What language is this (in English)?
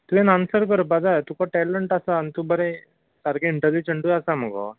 Konkani